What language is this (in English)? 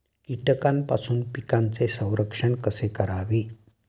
Marathi